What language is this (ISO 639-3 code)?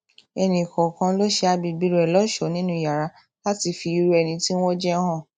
yor